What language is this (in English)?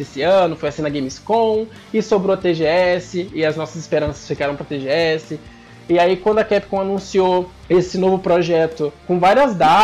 Portuguese